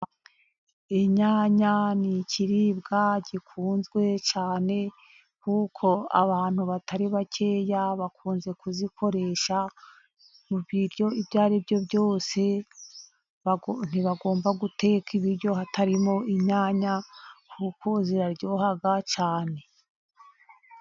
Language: Kinyarwanda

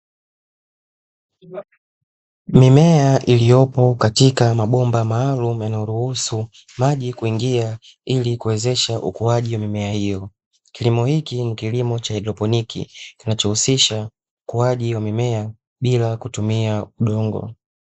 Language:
Swahili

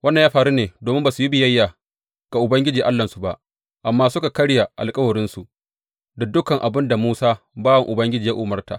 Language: Hausa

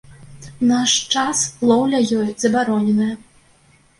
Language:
Belarusian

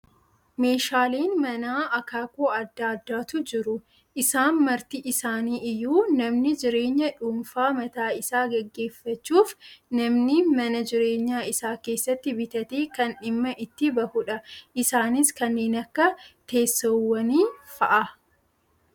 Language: Oromo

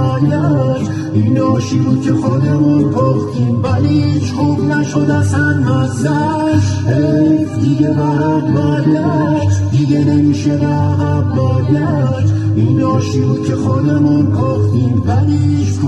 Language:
Persian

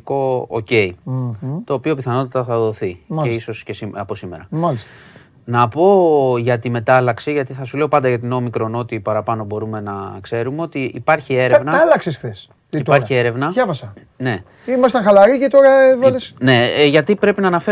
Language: Greek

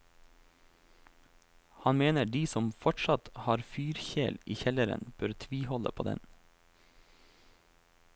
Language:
Norwegian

